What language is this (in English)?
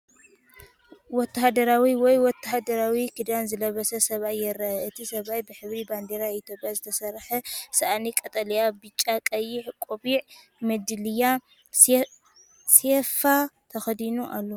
Tigrinya